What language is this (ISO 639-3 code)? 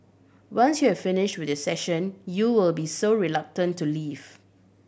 eng